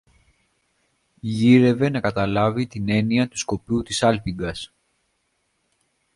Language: Greek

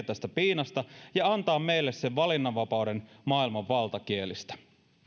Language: Finnish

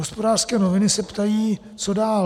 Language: Czech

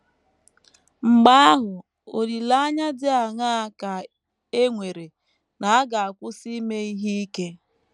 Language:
Igbo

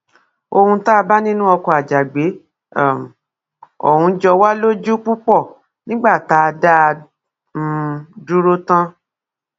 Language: Yoruba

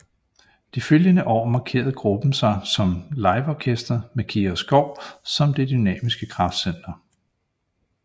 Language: Danish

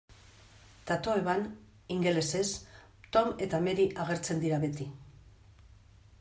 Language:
Basque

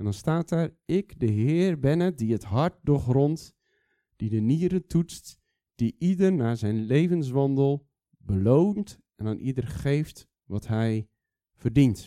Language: Dutch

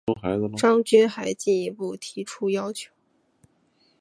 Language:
Chinese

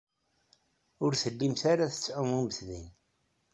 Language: Kabyle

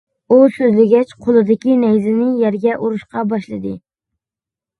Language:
Uyghur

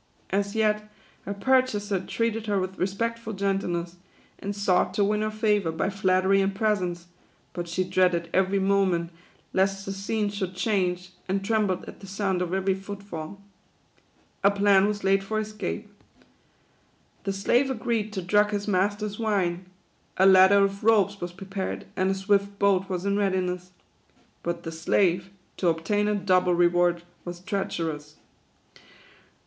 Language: English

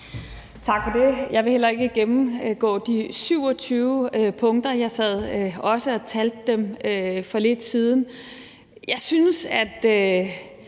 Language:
Danish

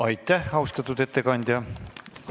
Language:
Estonian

